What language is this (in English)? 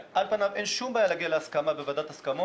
Hebrew